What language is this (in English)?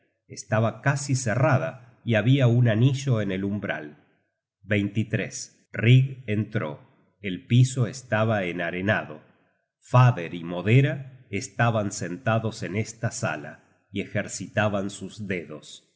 Spanish